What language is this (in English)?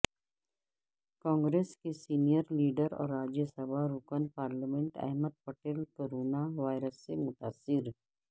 Urdu